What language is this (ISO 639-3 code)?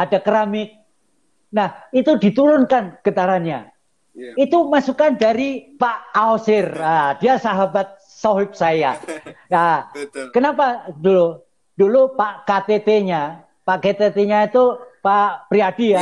ind